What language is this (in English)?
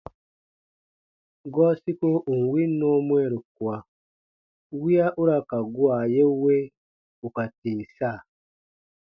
Baatonum